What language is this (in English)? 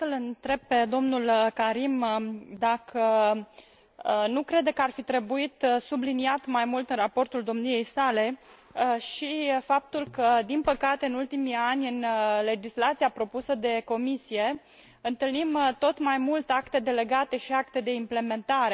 Romanian